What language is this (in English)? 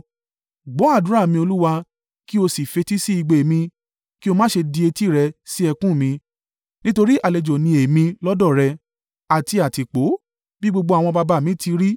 Yoruba